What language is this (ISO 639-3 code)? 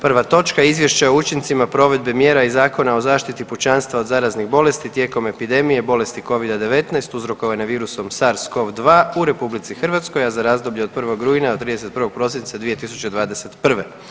hrv